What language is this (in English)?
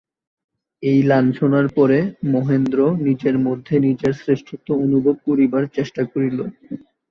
Bangla